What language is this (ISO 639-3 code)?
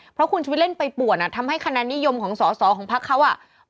tha